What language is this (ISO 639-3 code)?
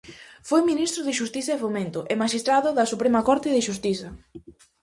glg